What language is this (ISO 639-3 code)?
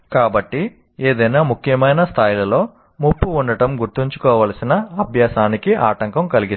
tel